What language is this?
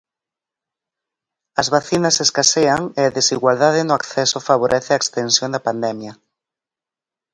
Galician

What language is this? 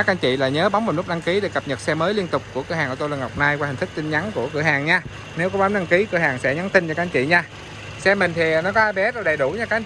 Vietnamese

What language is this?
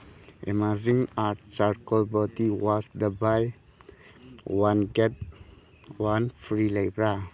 Manipuri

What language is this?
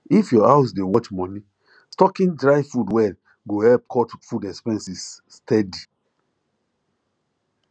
Nigerian Pidgin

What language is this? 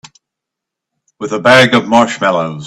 English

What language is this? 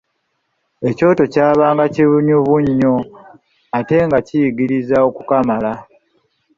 Ganda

